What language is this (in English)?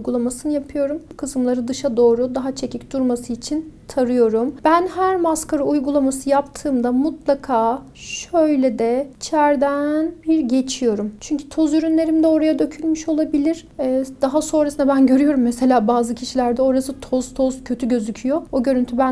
Turkish